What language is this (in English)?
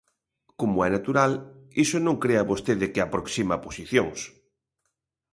Galician